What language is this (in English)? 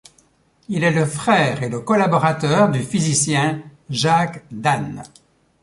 French